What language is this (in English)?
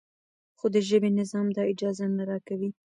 Pashto